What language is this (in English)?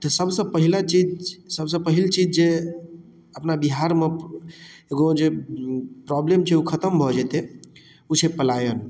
Maithili